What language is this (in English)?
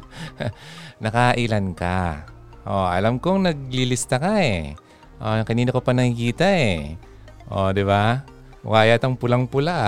Filipino